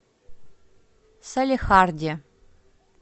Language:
Russian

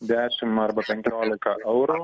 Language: Lithuanian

